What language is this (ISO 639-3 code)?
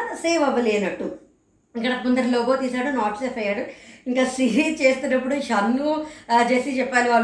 tel